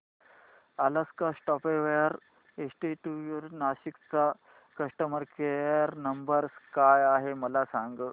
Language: Marathi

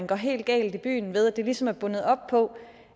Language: Danish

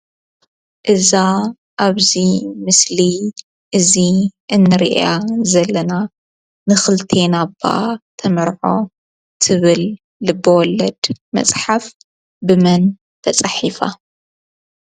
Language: Tigrinya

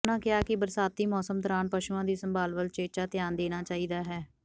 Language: Punjabi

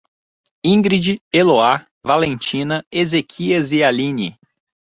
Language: Portuguese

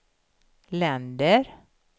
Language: Swedish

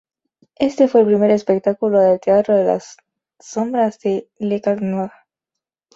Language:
Spanish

